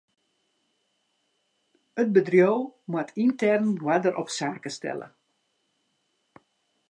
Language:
Western Frisian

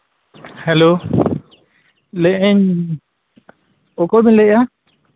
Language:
Santali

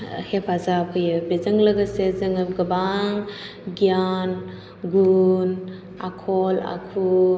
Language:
Bodo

